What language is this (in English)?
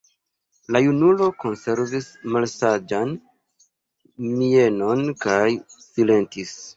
Esperanto